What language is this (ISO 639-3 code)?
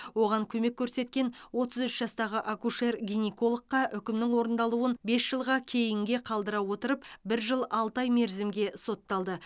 kaz